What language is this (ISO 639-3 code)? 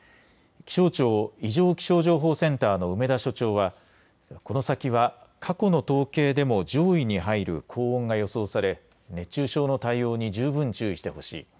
jpn